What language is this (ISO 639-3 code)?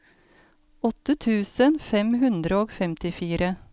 nor